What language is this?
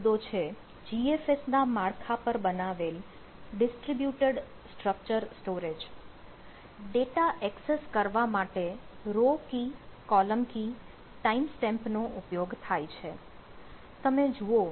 Gujarati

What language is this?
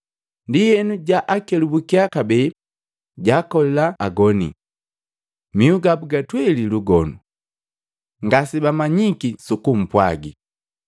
Matengo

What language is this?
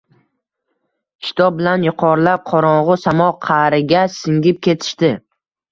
Uzbek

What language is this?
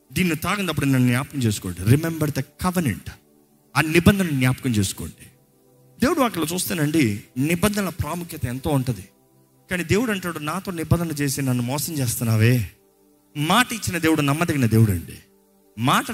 Telugu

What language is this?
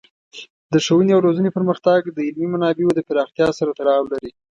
Pashto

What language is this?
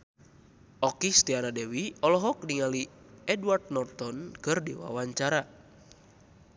Sundanese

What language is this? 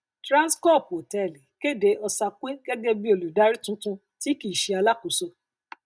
Yoruba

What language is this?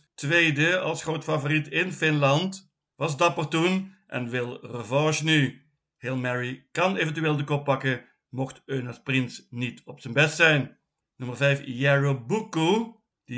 Dutch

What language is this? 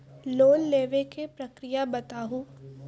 Maithili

